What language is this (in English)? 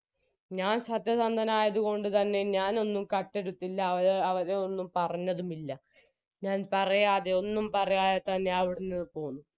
Malayalam